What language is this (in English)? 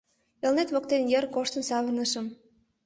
Mari